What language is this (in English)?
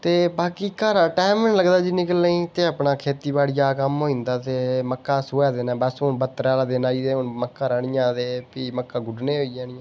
Dogri